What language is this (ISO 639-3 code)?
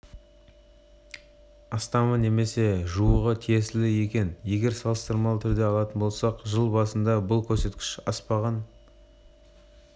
kaz